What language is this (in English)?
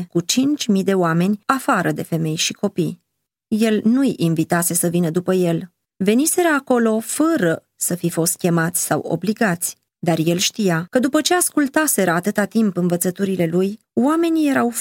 Romanian